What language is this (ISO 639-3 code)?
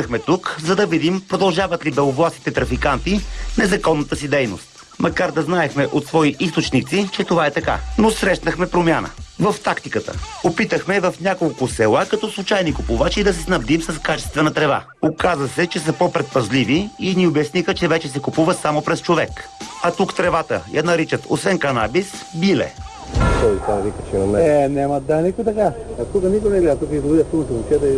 bul